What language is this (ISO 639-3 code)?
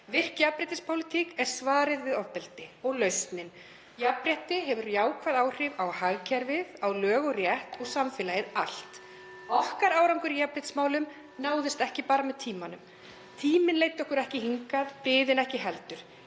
isl